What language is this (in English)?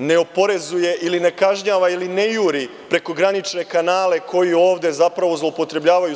Serbian